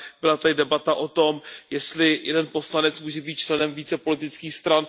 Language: Czech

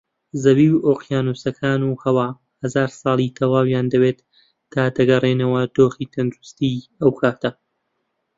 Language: Central Kurdish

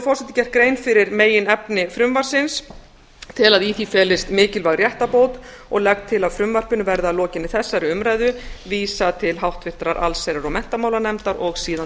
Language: Icelandic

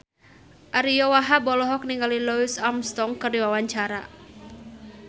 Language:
Sundanese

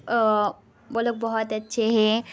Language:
Urdu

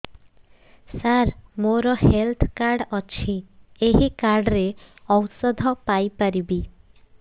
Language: Odia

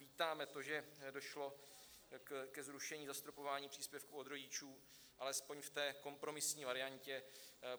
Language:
Czech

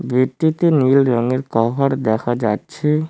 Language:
Bangla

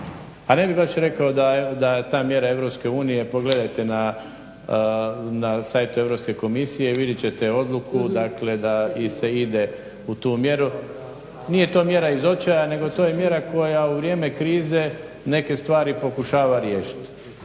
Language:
Croatian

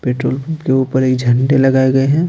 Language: Hindi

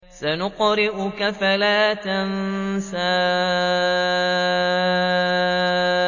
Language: Arabic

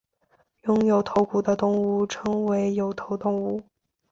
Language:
Chinese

